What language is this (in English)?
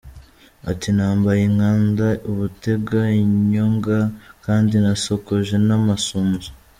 Kinyarwanda